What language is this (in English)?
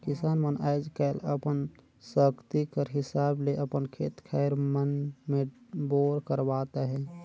Chhattisgarhi